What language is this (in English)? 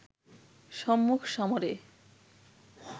Bangla